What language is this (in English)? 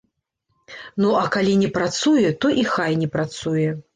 Belarusian